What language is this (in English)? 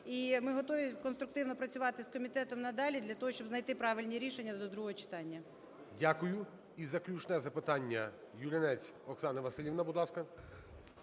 Ukrainian